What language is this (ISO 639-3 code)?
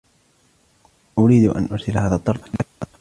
ara